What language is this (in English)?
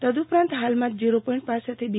Gujarati